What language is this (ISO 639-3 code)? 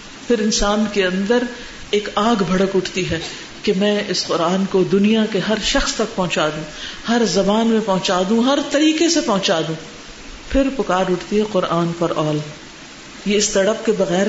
urd